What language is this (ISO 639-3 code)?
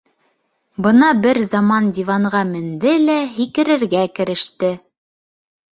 bak